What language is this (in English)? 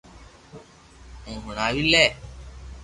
Loarki